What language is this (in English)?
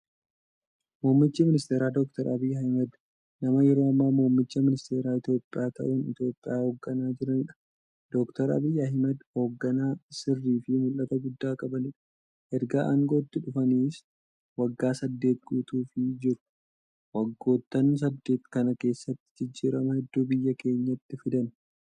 Oromo